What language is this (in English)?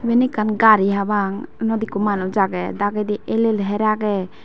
Chakma